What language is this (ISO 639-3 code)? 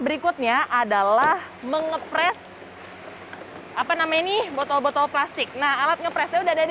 ind